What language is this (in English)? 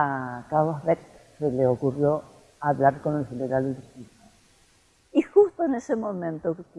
Spanish